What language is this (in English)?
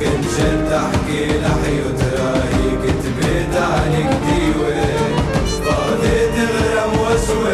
Arabic